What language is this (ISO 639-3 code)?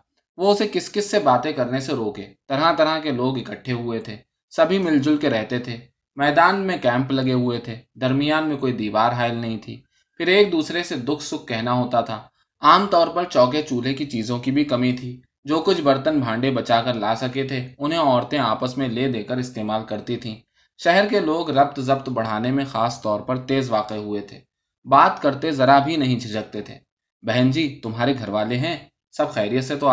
urd